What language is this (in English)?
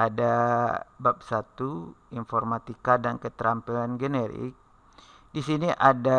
Indonesian